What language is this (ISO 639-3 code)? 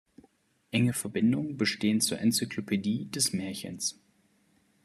deu